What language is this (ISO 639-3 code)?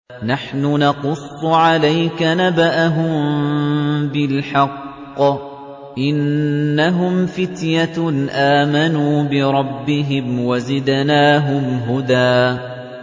ara